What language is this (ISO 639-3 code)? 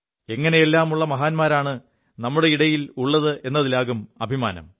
mal